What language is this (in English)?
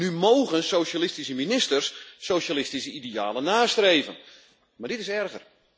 Dutch